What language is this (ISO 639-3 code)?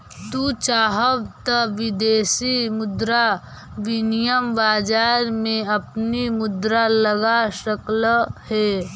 mag